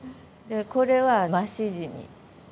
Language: Japanese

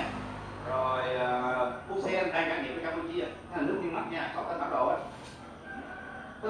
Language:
Vietnamese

